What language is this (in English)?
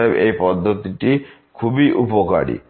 Bangla